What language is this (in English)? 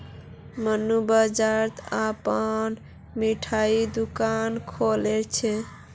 Magahi